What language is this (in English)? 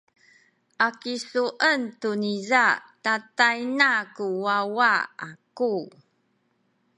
Sakizaya